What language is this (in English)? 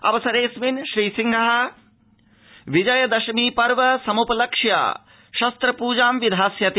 Sanskrit